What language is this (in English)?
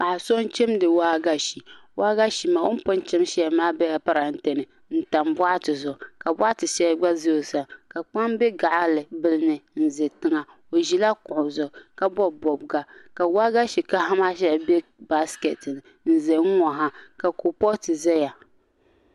Dagbani